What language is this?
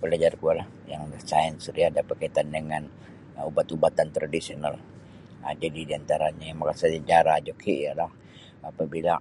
Sabah Bisaya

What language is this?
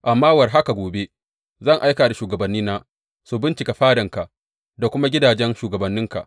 Hausa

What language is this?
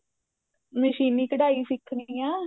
Punjabi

